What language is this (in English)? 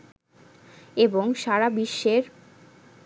Bangla